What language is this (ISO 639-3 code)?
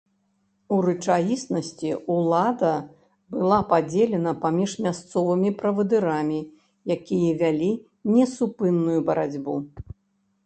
bel